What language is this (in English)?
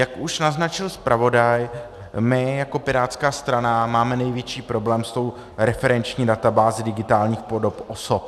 Czech